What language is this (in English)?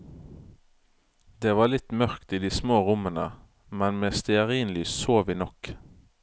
Norwegian